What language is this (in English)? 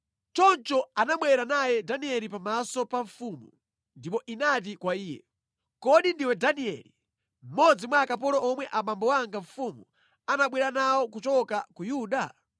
Nyanja